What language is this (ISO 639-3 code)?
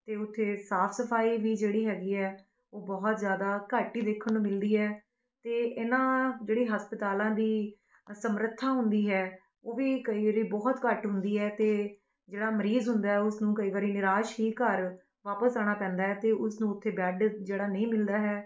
pan